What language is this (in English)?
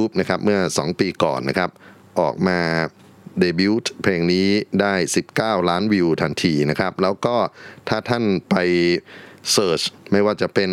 Thai